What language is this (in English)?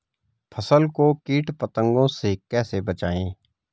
Hindi